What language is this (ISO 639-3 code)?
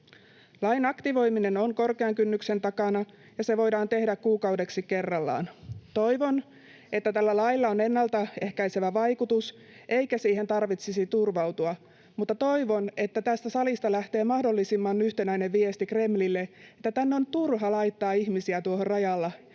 fin